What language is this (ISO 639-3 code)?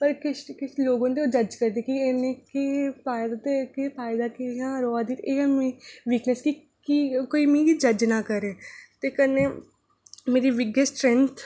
doi